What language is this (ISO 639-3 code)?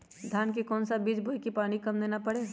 mag